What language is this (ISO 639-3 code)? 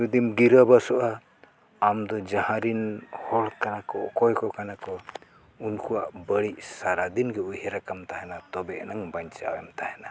sat